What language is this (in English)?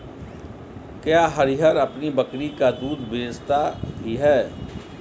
Hindi